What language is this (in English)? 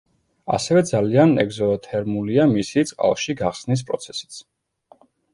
Georgian